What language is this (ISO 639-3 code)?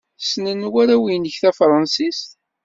kab